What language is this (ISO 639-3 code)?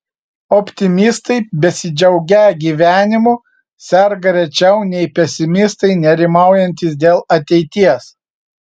lit